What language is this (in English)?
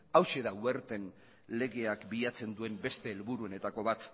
Basque